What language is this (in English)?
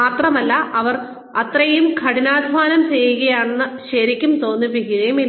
Malayalam